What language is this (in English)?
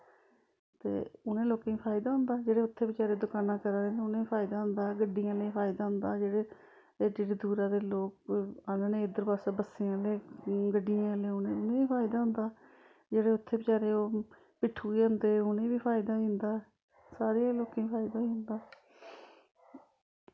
Dogri